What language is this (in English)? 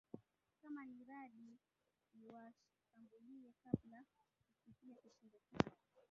Swahili